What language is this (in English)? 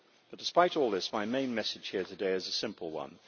English